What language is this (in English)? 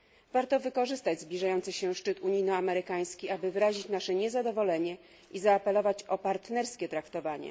Polish